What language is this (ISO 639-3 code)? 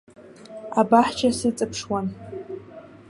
abk